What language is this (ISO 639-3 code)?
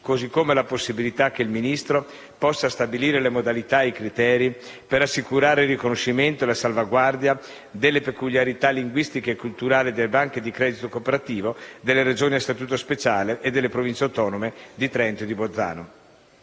ita